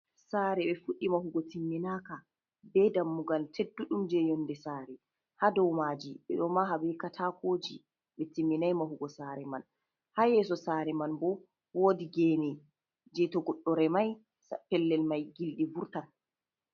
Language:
Fula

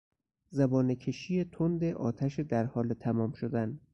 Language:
Persian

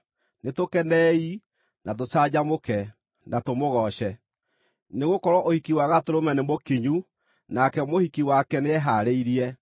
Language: Kikuyu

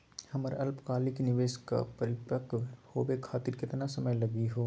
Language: Magahi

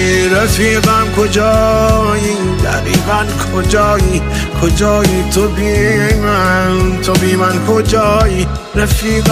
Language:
Persian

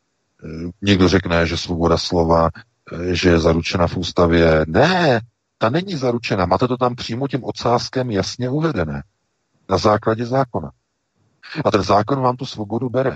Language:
Czech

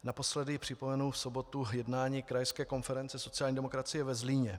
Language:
Czech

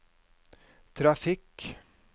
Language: Norwegian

